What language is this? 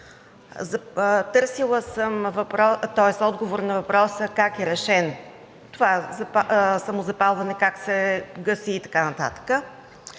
Bulgarian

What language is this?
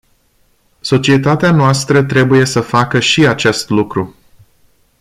Romanian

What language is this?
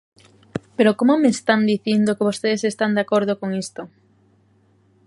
Galician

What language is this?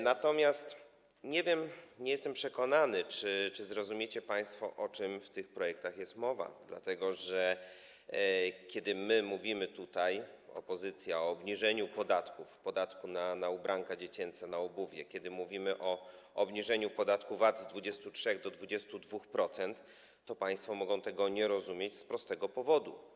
Polish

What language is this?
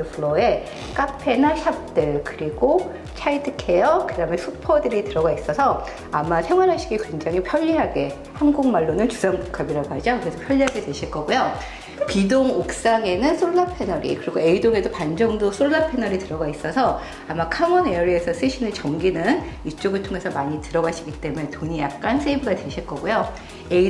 Korean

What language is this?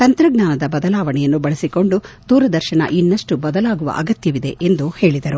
Kannada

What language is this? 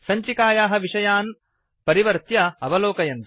Sanskrit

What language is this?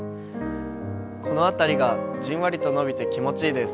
Japanese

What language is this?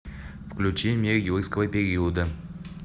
Russian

